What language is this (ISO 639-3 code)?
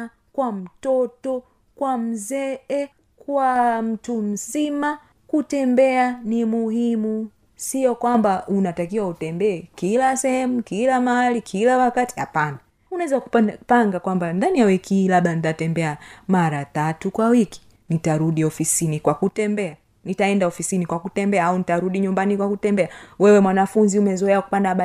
swa